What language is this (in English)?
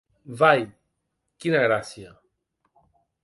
Occitan